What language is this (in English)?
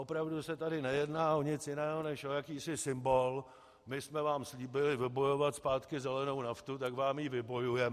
Czech